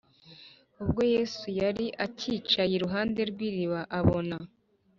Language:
Kinyarwanda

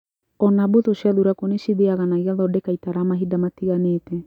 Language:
Kikuyu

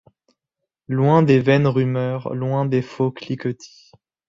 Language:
French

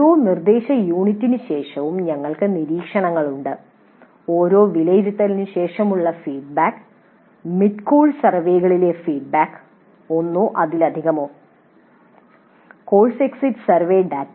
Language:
Malayalam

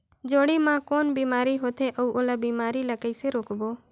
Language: Chhattisgarhi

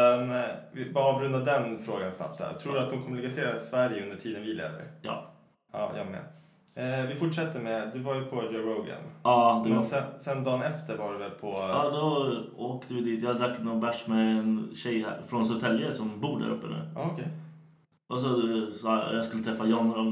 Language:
Swedish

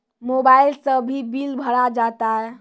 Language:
Maithili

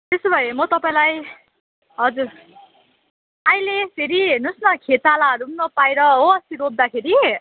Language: Nepali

